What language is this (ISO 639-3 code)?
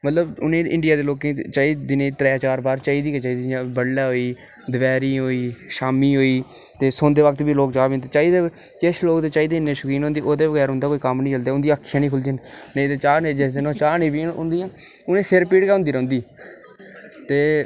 doi